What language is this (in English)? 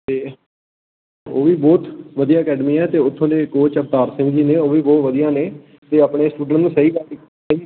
Punjabi